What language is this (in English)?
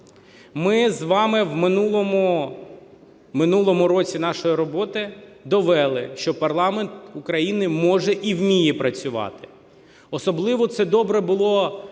Ukrainian